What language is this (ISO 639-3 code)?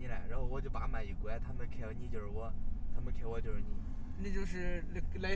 zho